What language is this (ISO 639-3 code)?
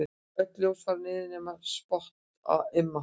isl